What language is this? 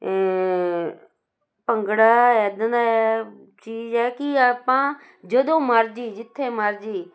Punjabi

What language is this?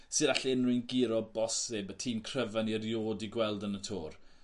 Welsh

